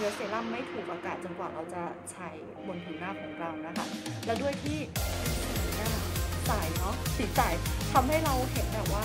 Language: Thai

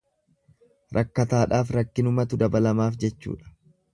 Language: Oromo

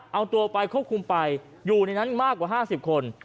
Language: Thai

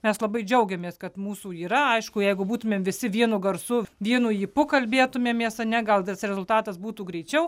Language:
Lithuanian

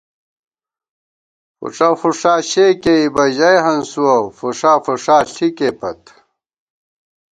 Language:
Gawar-Bati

